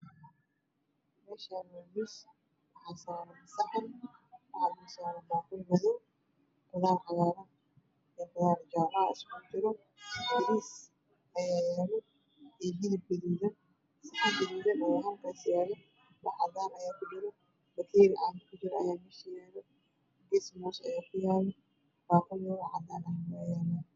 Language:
Somali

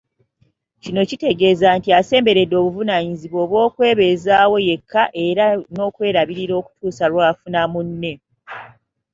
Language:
Ganda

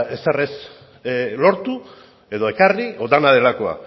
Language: Basque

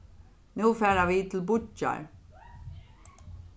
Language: Faroese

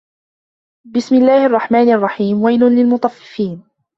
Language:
Arabic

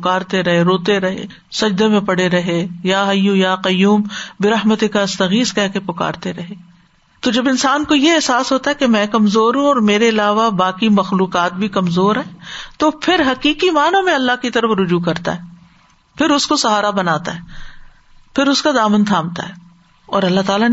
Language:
Urdu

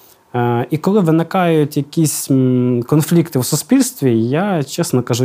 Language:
Ukrainian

